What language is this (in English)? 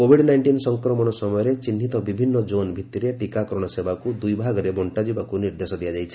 Odia